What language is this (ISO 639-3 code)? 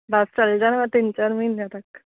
pan